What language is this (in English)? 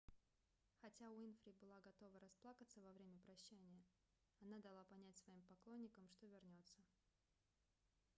Russian